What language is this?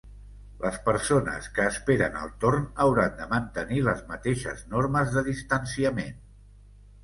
Catalan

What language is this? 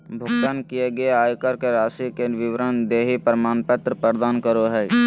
Magahi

